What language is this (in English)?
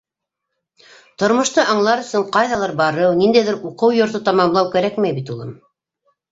Bashkir